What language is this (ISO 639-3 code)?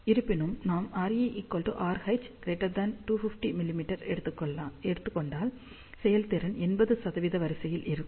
tam